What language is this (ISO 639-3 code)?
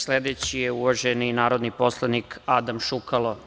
srp